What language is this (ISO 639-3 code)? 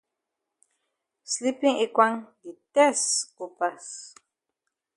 wes